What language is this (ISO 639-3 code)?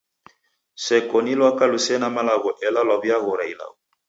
dav